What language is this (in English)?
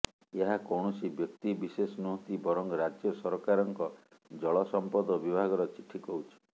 Odia